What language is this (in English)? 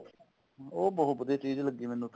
Punjabi